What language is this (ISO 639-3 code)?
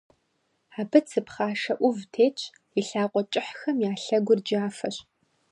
kbd